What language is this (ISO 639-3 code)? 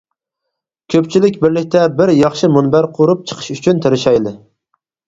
uig